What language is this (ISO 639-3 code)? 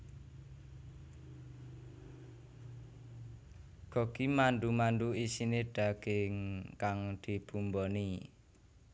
jav